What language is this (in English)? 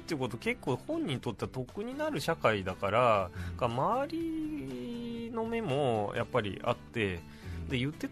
Japanese